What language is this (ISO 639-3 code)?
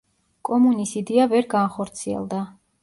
kat